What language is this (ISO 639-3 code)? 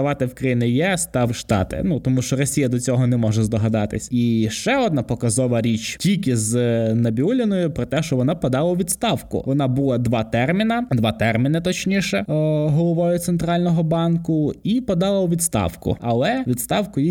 ukr